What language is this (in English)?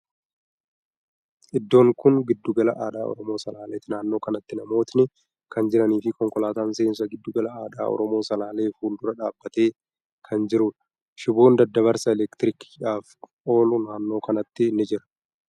Oromo